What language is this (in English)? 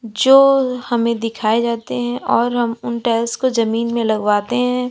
Hindi